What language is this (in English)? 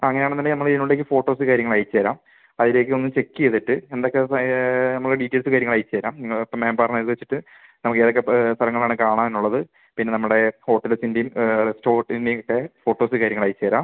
Malayalam